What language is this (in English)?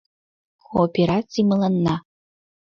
Mari